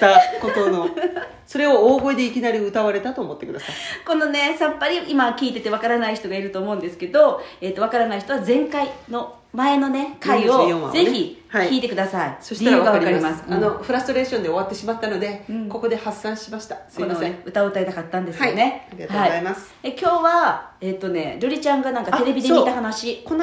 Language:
Japanese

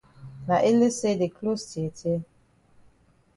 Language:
Cameroon Pidgin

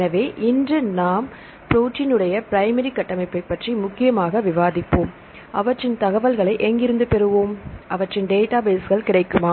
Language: Tamil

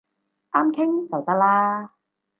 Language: Cantonese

